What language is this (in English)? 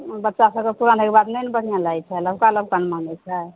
Maithili